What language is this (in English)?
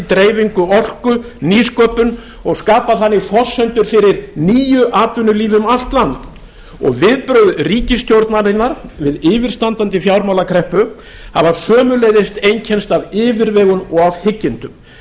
Icelandic